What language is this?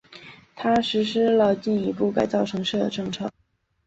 Chinese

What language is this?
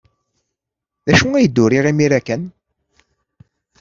Kabyle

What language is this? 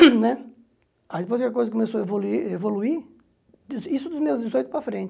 Portuguese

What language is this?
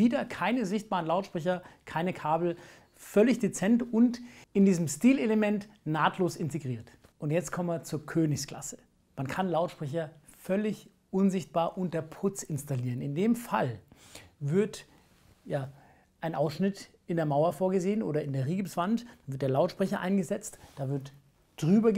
German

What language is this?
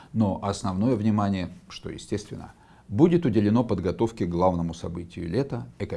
Russian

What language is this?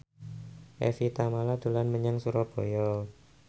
Javanese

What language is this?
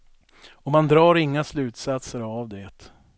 Swedish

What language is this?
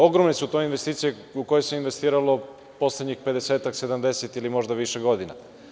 Serbian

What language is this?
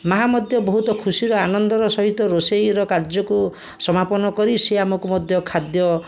Odia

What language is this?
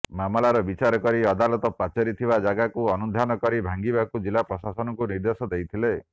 Odia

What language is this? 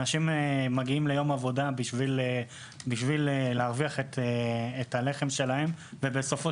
Hebrew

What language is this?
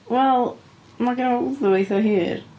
Welsh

